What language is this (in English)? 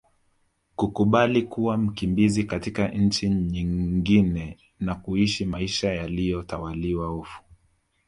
Swahili